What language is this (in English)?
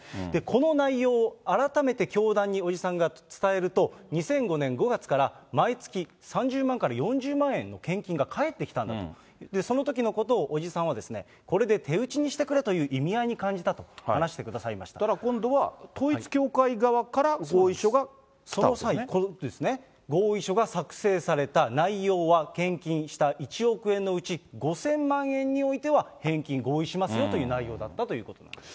Japanese